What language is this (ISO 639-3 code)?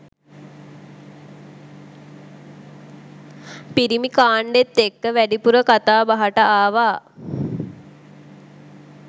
sin